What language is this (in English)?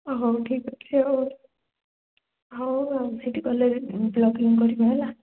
Odia